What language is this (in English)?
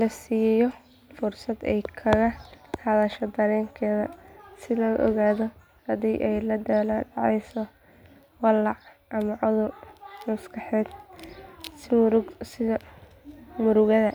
Somali